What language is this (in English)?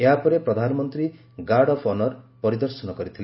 Odia